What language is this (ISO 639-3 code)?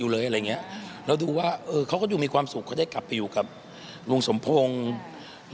tha